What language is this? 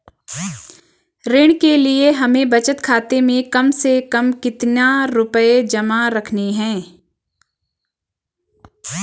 Hindi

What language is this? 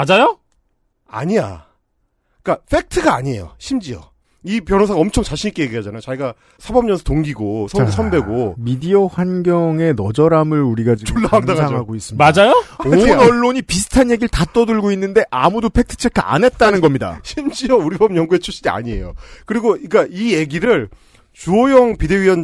Korean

